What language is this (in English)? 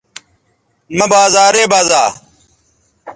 Bateri